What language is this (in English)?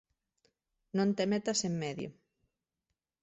Galician